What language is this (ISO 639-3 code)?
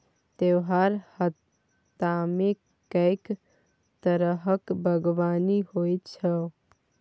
mai